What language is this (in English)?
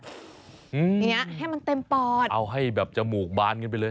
Thai